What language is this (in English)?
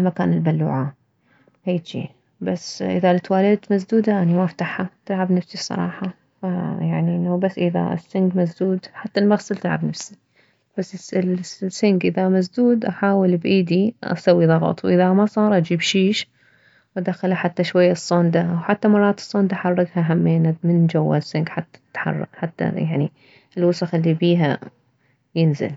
Mesopotamian Arabic